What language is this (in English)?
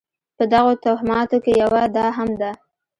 Pashto